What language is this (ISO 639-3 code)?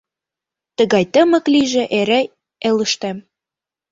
chm